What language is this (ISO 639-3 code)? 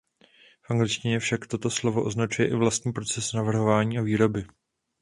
ces